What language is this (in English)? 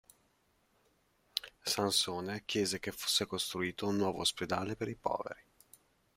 Italian